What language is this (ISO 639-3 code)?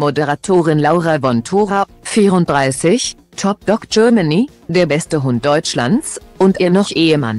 deu